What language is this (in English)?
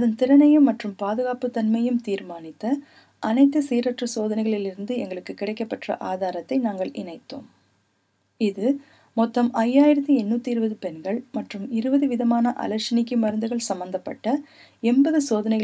Tamil